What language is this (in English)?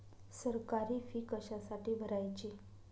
Marathi